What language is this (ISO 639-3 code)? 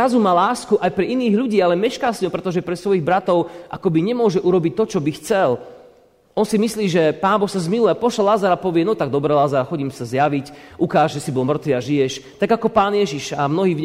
slk